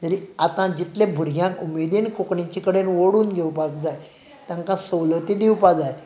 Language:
Konkani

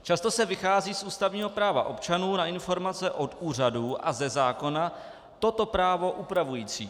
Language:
Czech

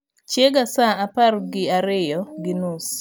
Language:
Luo (Kenya and Tanzania)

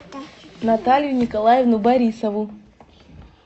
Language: Russian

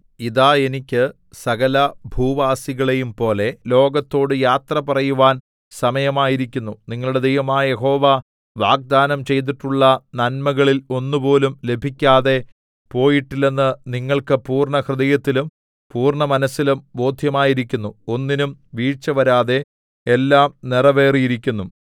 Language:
Malayalam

